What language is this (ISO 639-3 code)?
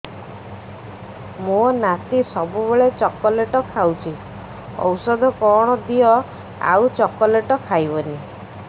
ori